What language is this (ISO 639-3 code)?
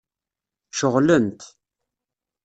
kab